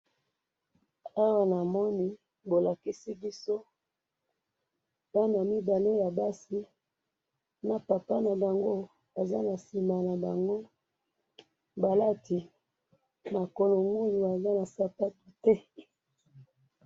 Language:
Lingala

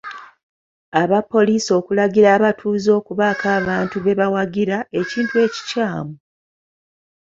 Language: Ganda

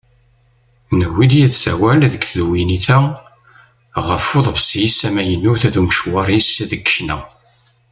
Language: Kabyle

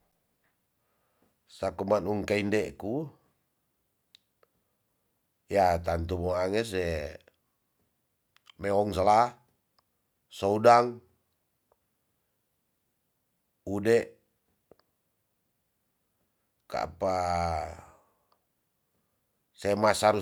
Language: Tonsea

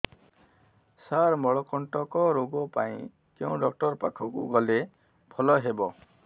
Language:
Odia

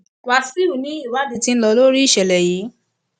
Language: Yoruba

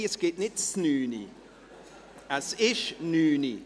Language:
Swiss German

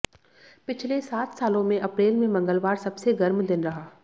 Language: Hindi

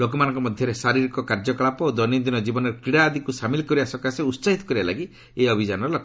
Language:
Odia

